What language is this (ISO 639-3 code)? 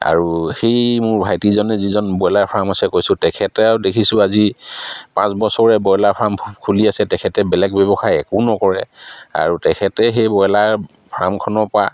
asm